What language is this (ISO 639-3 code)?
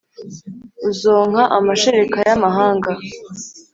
kin